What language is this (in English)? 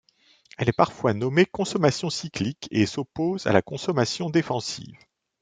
French